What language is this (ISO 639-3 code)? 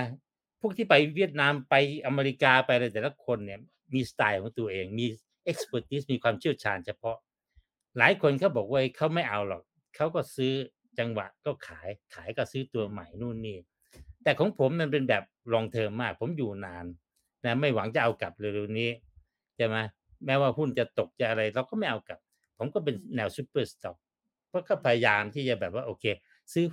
tha